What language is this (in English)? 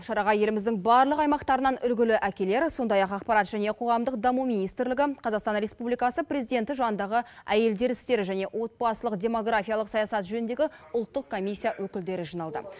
Kazakh